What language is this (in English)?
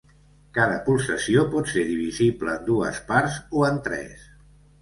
Catalan